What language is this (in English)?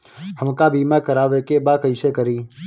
Bhojpuri